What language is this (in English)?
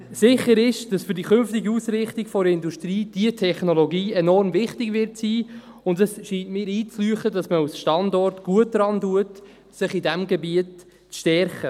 Swiss German